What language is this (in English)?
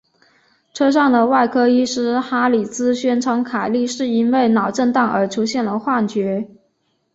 Chinese